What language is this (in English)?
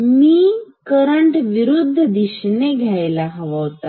Marathi